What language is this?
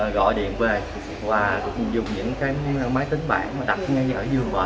Vietnamese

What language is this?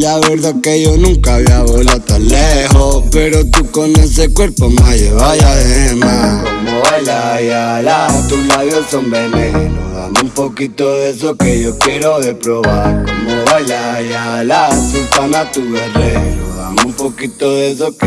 Spanish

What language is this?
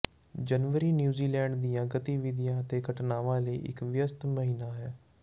Punjabi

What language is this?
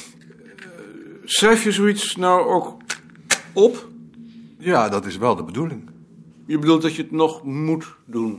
Dutch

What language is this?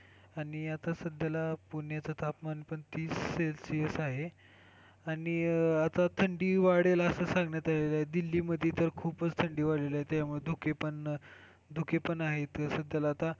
Marathi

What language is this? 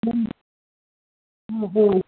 Manipuri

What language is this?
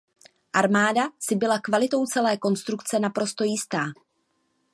Czech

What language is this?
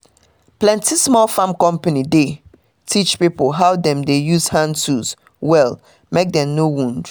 Nigerian Pidgin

